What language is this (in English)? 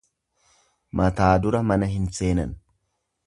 Oromo